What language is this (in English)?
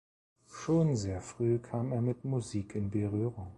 German